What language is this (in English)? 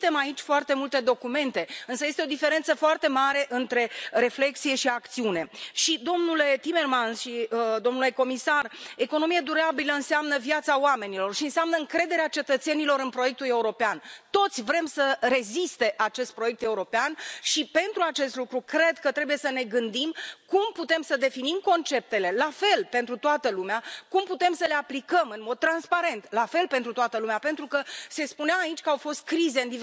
Romanian